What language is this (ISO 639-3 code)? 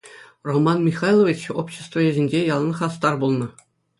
chv